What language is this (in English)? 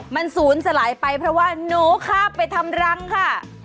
Thai